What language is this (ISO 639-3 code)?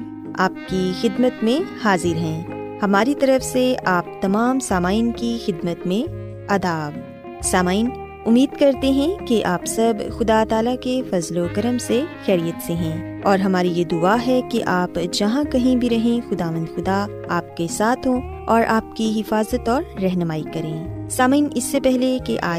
urd